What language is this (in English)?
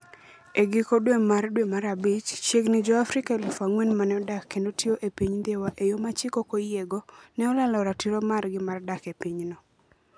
Luo (Kenya and Tanzania)